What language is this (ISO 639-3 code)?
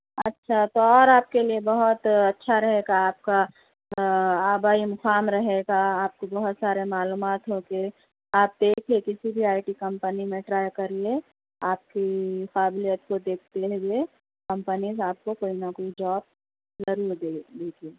urd